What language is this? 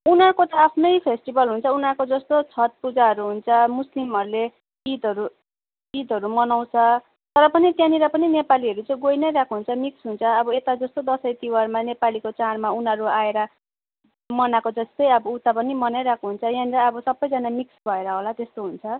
Nepali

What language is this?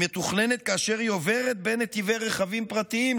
Hebrew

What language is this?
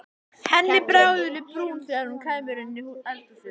Icelandic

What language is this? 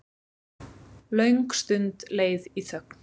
Icelandic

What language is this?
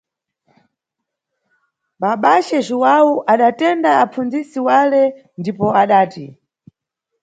Nyungwe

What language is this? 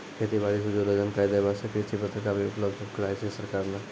Maithili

